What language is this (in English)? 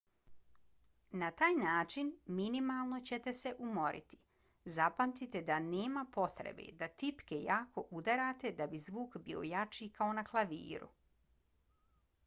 Bosnian